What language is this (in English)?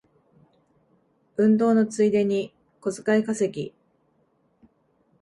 Japanese